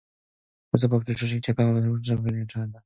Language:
Korean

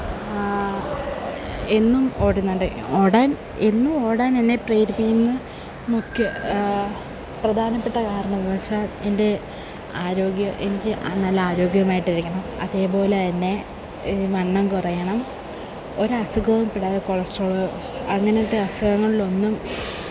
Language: Malayalam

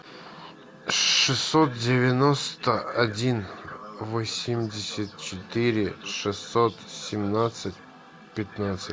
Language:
Russian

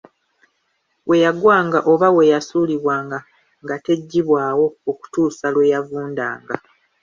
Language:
Ganda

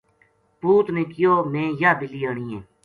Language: Gujari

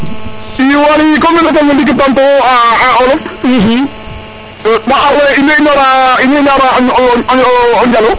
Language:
Serer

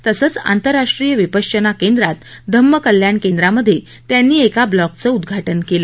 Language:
Marathi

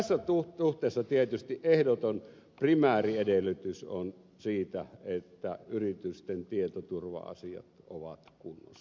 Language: Finnish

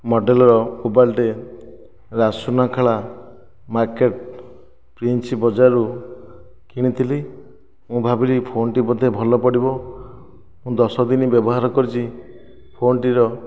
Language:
Odia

